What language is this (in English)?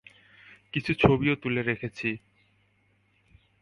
Bangla